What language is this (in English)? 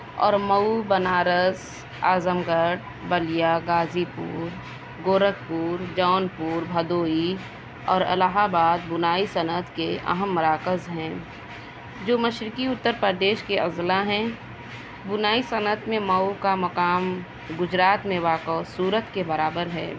Urdu